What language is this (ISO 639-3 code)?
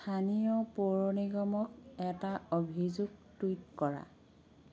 asm